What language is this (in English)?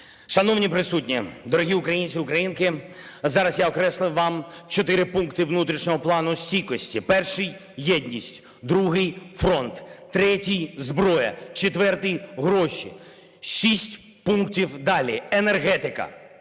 Ukrainian